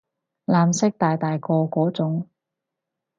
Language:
Cantonese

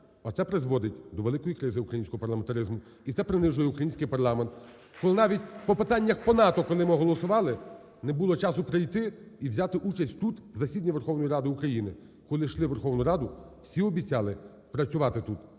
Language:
Ukrainian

